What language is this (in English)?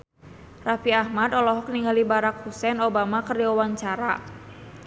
Sundanese